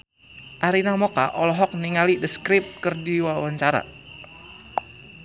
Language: Sundanese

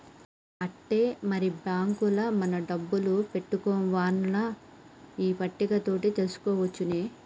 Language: Telugu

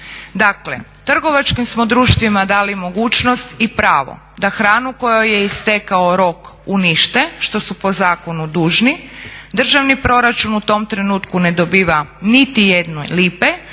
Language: Croatian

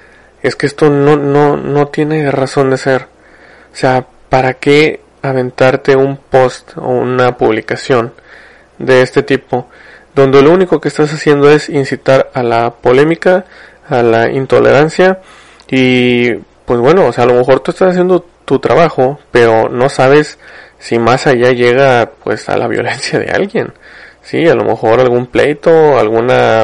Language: Spanish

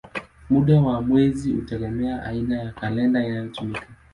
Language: Swahili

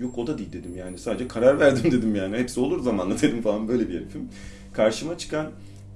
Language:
Turkish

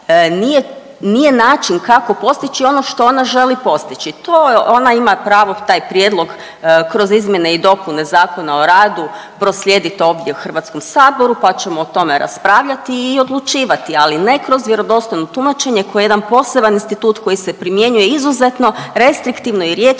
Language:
Croatian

